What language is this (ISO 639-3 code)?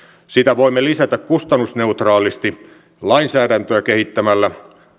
fin